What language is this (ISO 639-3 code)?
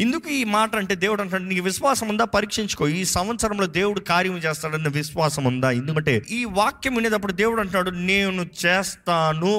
tel